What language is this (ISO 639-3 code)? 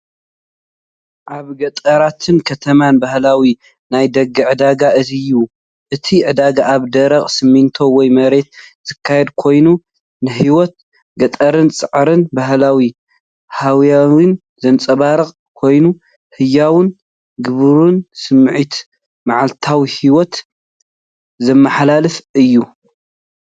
tir